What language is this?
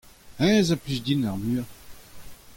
Breton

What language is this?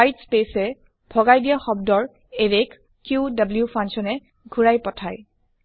Assamese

